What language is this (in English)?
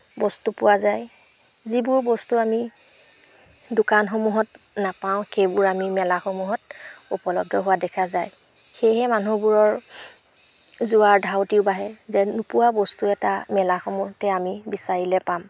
Assamese